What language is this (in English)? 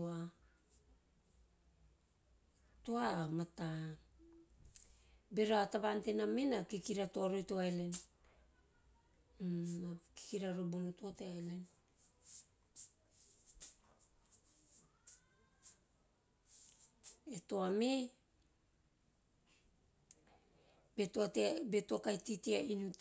Teop